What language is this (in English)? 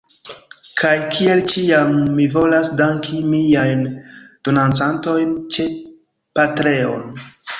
Esperanto